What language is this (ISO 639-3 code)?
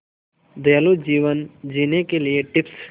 hin